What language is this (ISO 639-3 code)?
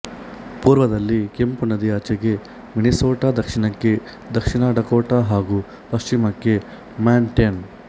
kan